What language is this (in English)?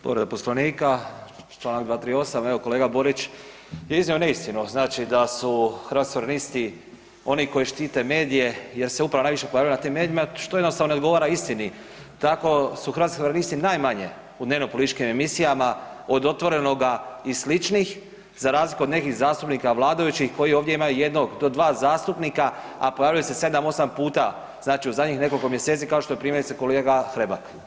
Croatian